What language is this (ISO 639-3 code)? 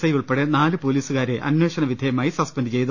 mal